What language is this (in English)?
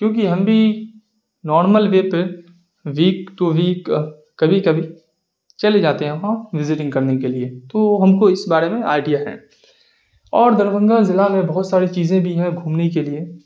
Urdu